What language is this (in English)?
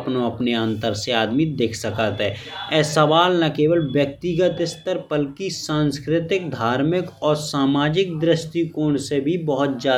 Bundeli